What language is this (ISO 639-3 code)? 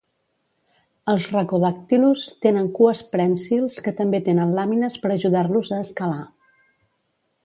cat